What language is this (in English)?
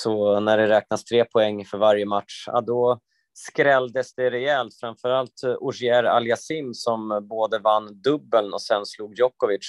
Swedish